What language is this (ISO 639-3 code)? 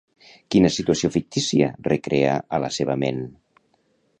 cat